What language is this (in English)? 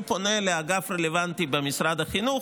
Hebrew